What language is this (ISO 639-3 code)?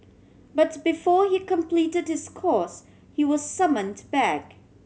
eng